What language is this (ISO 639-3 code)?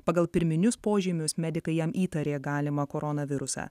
lit